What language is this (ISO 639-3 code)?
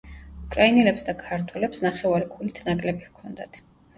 kat